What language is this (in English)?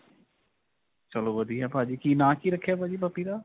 Punjabi